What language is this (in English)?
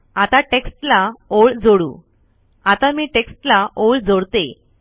Marathi